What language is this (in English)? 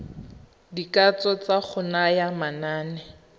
Tswana